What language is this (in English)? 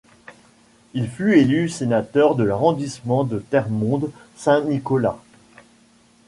French